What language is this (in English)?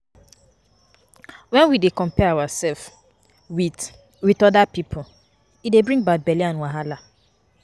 Nigerian Pidgin